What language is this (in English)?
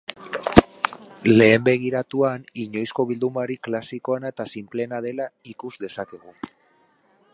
Basque